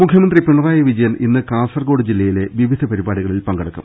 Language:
Malayalam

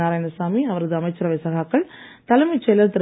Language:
Tamil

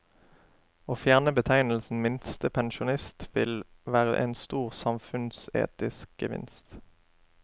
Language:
Norwegian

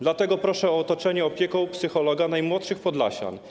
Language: Polish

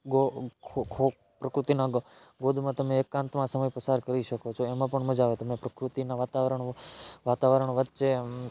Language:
Gujarati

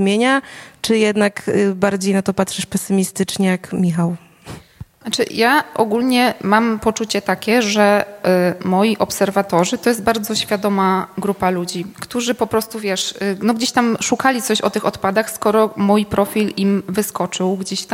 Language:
Polish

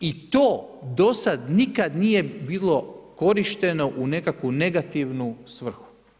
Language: Croatian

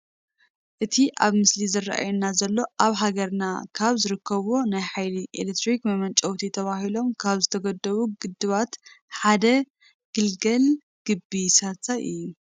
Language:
Tigrinya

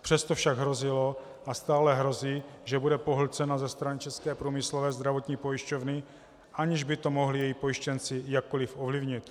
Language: Czech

